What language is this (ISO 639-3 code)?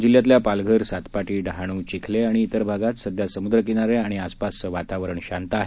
mar